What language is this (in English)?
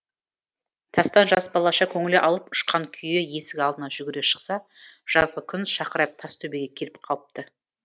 Kazakh